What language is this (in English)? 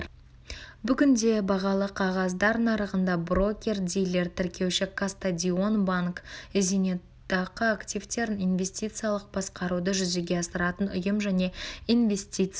Kazakh